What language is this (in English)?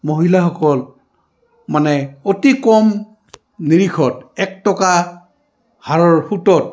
Assamese